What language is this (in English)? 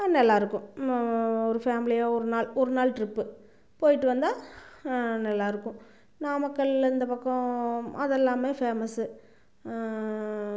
Tamil